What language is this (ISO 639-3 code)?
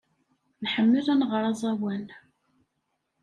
kab